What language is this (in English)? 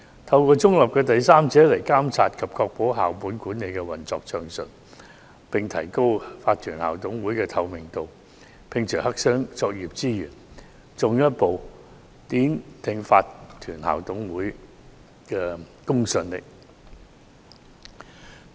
Cantonese